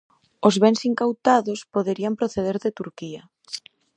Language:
Galician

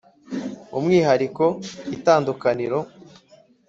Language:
Kinyarwanda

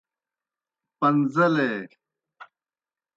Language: Kohistani Shina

